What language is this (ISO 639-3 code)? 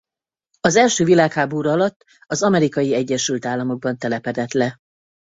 hun